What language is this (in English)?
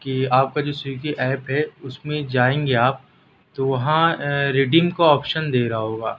Urdu